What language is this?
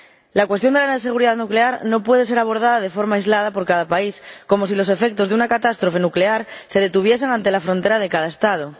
Spanish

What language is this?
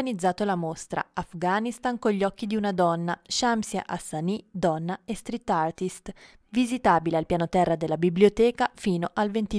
Italian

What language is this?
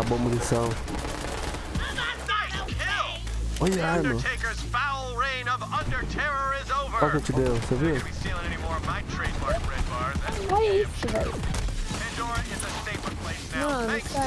Portuguese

